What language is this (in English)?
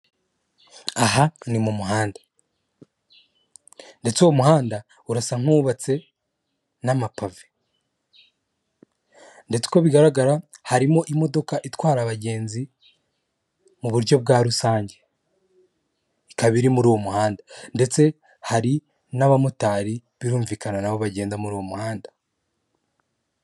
Kinyarwanda